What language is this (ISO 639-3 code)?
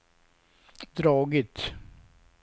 swe